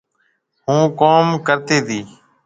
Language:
Marwari (Pakistan)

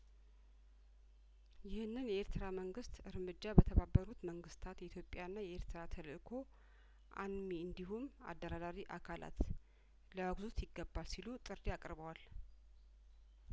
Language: Amharic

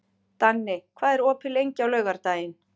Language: Icelandic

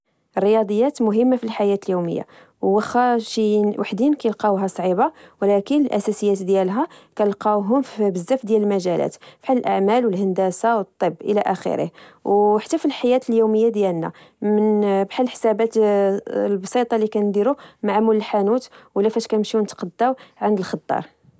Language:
Moroccan Arabic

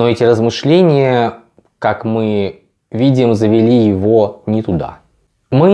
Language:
Russian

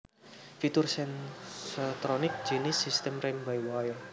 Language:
Javanese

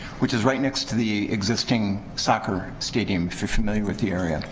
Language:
English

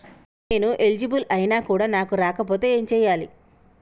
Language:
Telugu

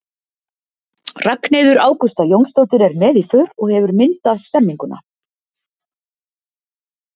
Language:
Icelandic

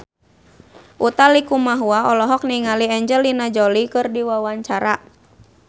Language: Sundanese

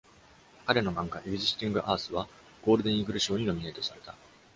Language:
Japanese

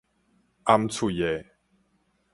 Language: Min Nan Chinese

